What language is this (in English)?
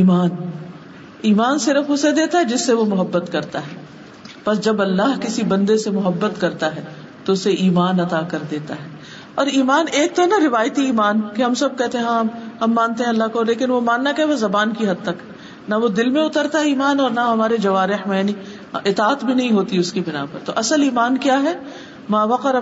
Urdu